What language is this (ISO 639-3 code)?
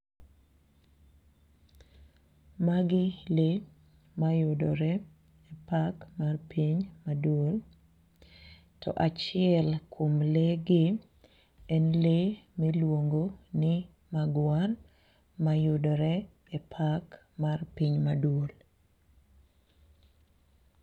luo